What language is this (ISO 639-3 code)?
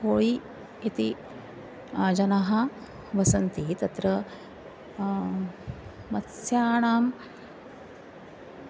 san